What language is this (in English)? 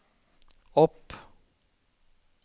Norwegian